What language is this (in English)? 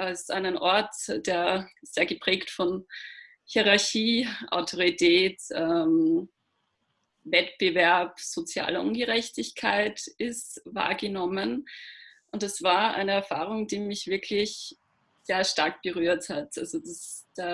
German